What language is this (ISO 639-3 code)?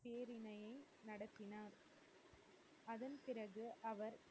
tam